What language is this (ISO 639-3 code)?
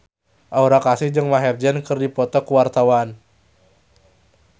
sun